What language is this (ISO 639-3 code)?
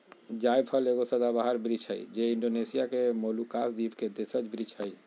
mag